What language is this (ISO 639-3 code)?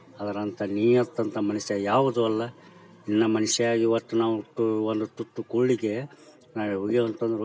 kan